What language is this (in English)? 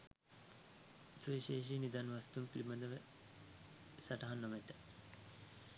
Sinhala